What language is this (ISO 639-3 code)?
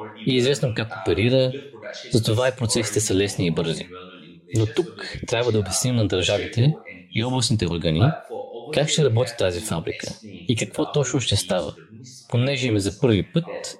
bul